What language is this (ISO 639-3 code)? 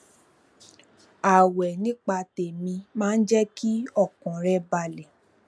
yor